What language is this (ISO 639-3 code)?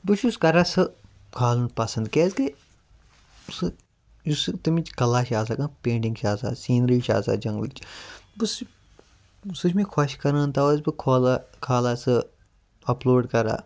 kas